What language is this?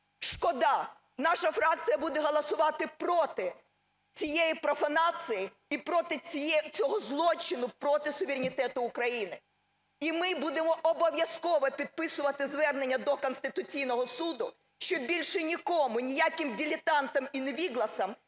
Ukrainian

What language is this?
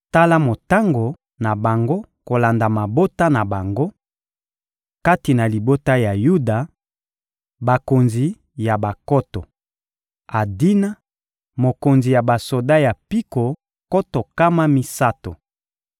Lingala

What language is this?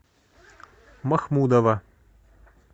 Russian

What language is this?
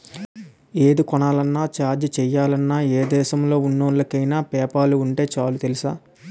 Telugu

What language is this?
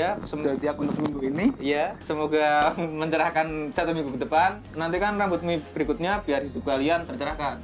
Indonesian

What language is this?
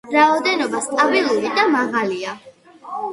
Georgian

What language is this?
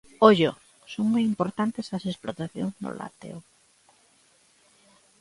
Galician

